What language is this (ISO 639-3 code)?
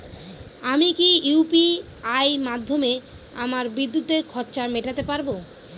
ben